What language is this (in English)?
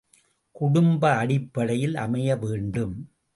Tamil